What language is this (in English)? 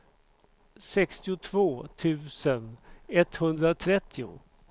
Swedish